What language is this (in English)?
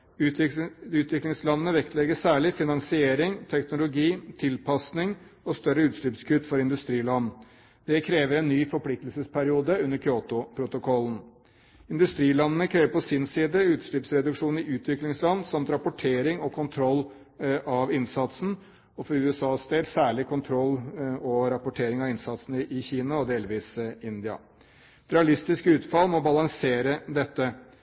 Norwegian Bokmål